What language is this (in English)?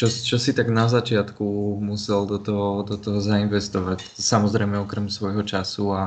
Slovak